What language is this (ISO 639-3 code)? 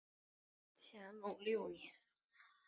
zho